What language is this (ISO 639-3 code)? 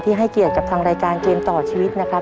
tha